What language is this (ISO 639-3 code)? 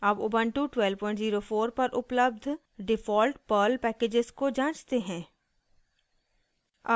hin